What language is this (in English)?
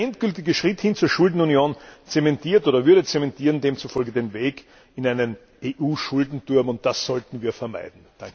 German